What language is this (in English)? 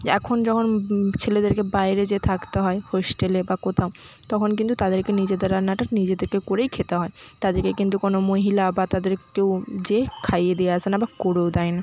Bangla